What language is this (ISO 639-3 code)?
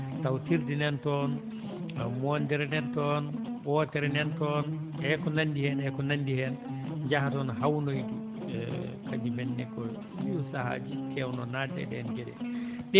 ful